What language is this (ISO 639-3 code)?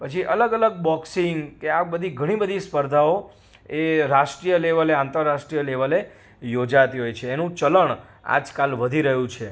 guj